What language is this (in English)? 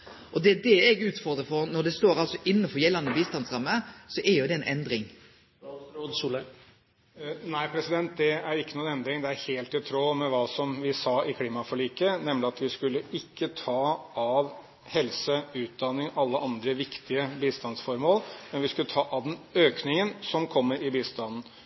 Norwegian